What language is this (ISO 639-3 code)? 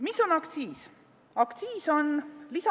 est